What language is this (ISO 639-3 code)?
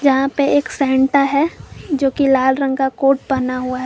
hin